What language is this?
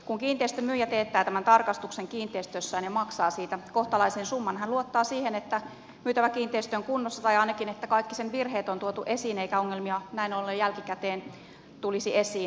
Finnish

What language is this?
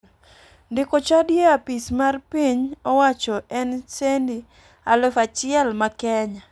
Luo (Kenya and Tanzania)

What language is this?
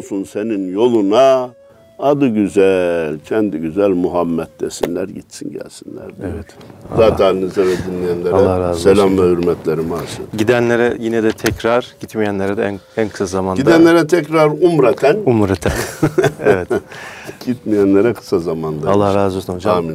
Turkish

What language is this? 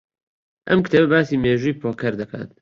Central Kurdish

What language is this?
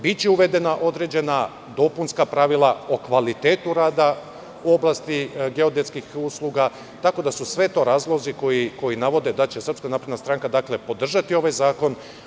Serbian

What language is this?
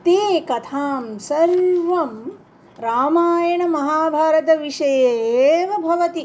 Sanskrit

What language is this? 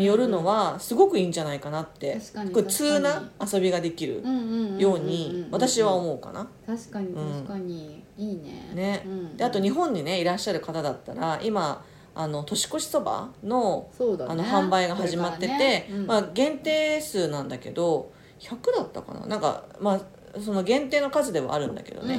Japanese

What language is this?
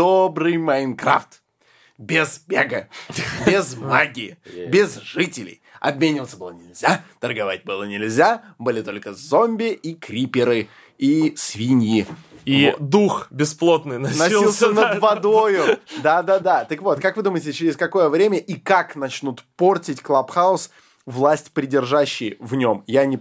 Russian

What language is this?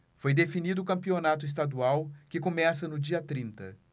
Portuguese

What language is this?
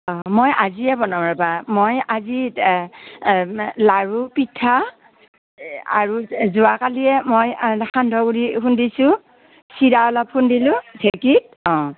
Assamese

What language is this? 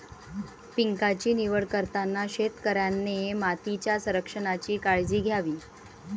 Marathi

